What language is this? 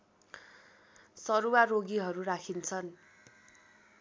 Nepali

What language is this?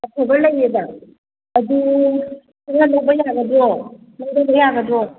Manipuri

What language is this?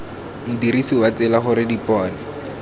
Tswana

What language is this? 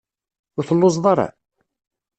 Kabyle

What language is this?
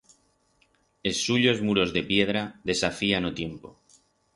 Aragonese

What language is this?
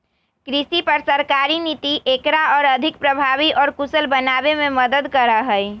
Magahi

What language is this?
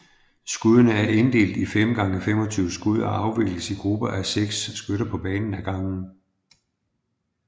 Danish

